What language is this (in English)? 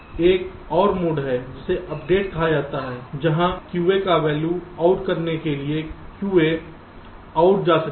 Hindi